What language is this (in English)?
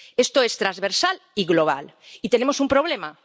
Spanish